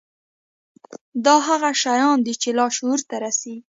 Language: Pashto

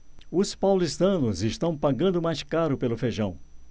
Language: Portuguese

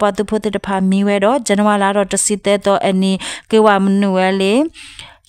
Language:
Thai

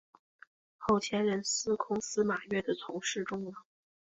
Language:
Chinese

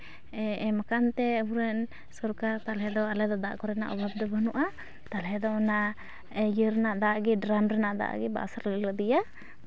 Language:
Santali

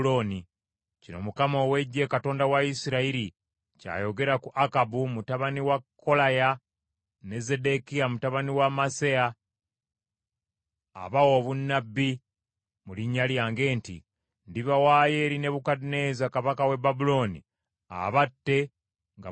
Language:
Ganda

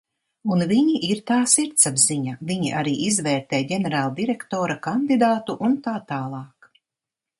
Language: Latvian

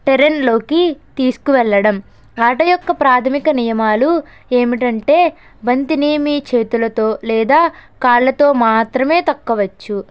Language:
Telugu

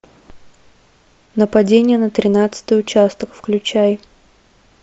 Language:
Russian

